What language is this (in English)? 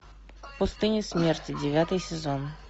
Russian